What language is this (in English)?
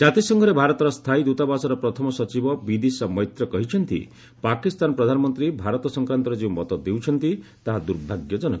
Odia